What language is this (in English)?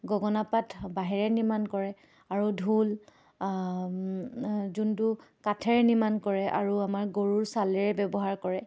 Assamese